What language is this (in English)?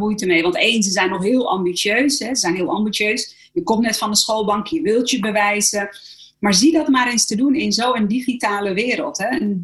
Dutch